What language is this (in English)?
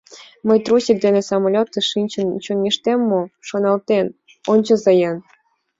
Mari